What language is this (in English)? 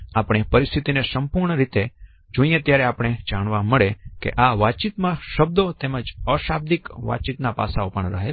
Gujarati